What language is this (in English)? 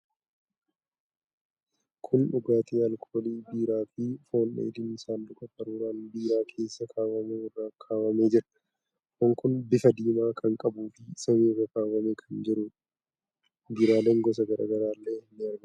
Oromo